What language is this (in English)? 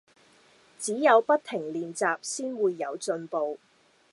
Cantonese